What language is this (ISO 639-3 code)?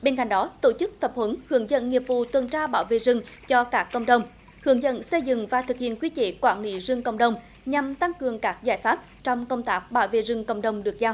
vie